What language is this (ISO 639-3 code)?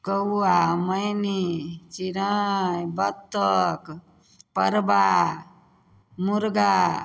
mai